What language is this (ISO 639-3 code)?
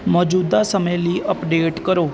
pan